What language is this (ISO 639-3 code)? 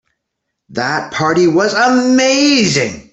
eng